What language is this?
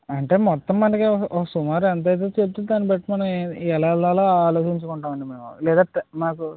Telugu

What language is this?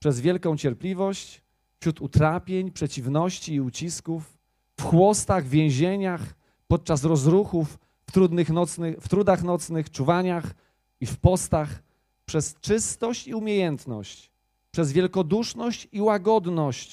Polish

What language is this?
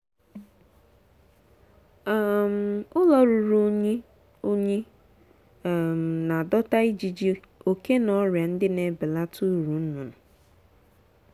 Igbo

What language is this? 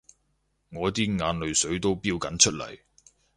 Cantonese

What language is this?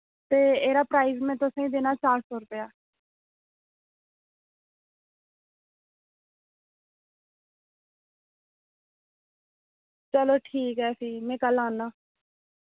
Dogri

